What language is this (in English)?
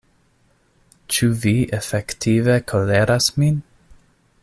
Esperanto